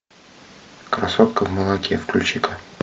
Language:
Russian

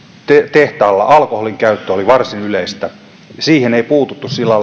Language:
Finnish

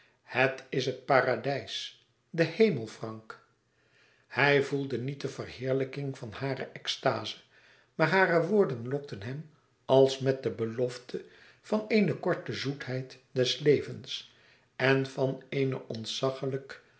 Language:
Dutch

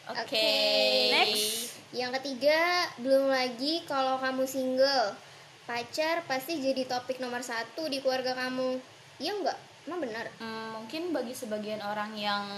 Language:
Indonesian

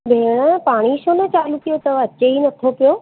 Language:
Sindhi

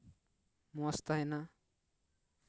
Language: Santali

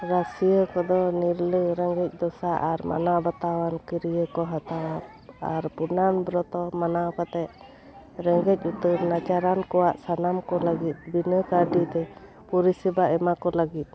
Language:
Santali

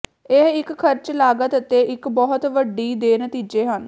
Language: Punjabi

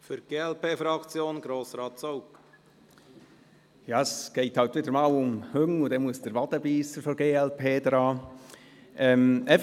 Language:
Swiss German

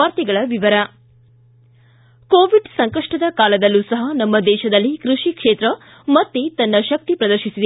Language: Kannada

